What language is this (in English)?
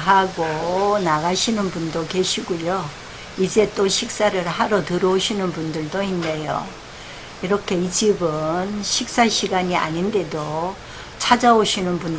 Korean